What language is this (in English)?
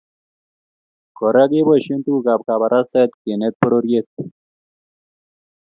Kalenjin